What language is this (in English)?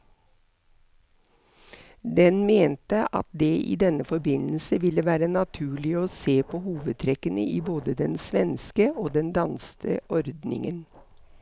Norwegian